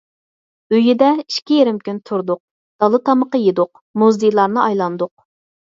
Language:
Uyghur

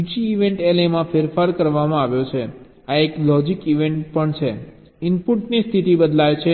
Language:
Gujarati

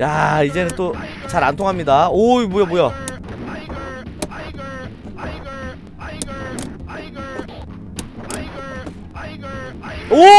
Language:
Korean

